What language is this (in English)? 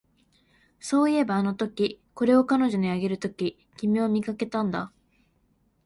Japanese